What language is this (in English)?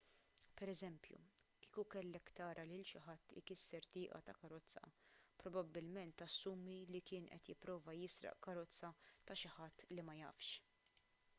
Maltese